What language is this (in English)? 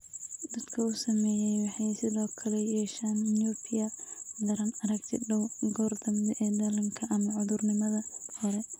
Somali